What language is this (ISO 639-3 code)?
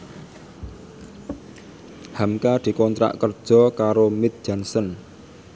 jav